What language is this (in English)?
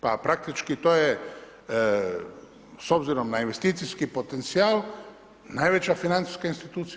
Croatian